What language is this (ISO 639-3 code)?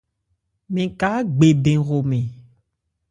ebr